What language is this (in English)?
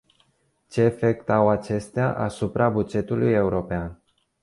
Romanian